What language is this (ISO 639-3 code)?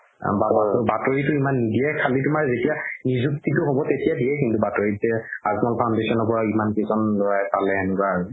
asm